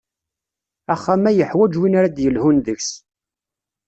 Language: Kabyle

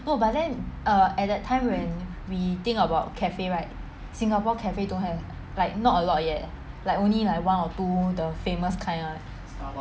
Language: English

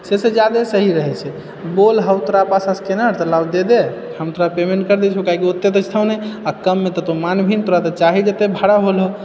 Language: Maithili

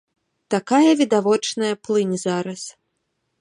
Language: Belarusian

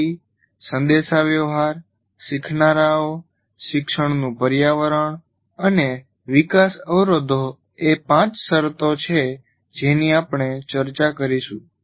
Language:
Gujarati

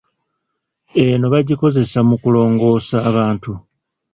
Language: Ganda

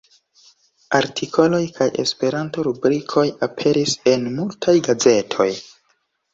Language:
Esperanto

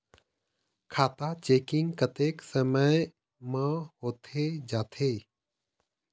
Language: Chhattisgarhi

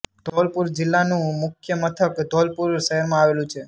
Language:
Gujarati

